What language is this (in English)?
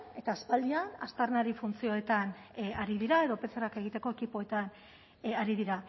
Basque